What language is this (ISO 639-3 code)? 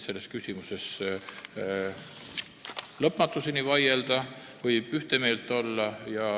est